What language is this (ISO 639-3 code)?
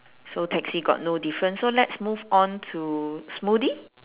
eng